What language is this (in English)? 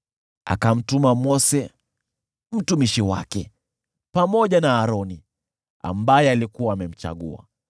Swahili